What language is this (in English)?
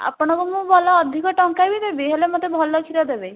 Odia